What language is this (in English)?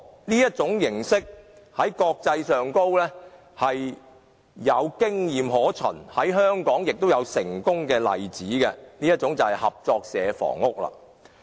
Cantonese